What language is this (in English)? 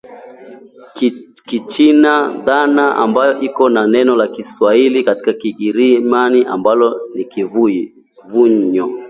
Swahili